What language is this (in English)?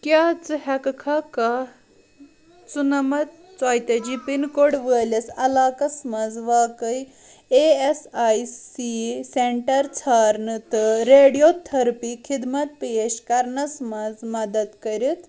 Kashmiri